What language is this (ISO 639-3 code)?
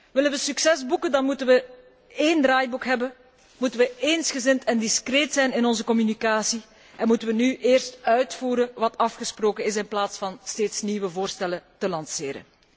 nld